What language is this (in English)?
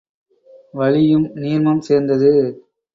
Tamil